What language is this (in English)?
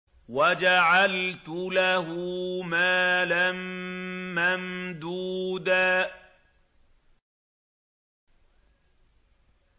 Arabic